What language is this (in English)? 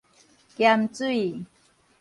Min Nan Chinese